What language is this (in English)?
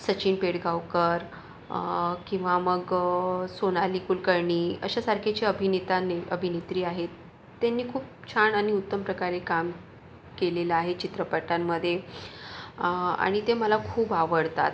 Marathi